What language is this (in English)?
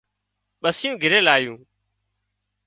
Wadiyara Koli